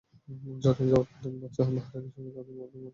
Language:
Bangla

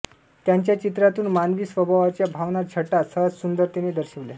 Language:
Marathi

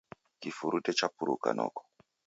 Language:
Taita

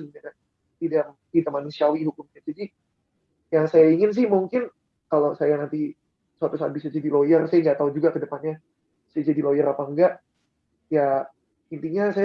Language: Indonesian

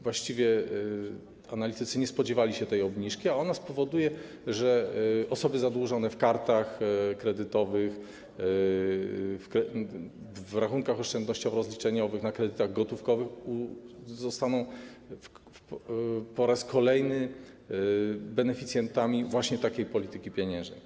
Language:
Polish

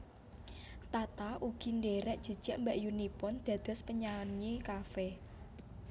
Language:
Javanese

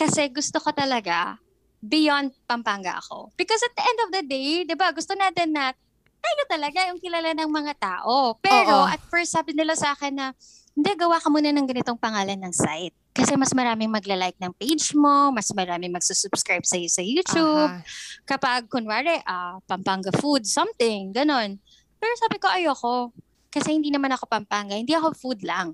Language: Filipino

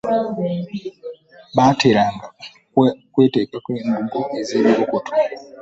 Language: Ganda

